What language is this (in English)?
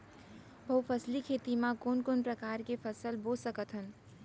Chhattisgarhi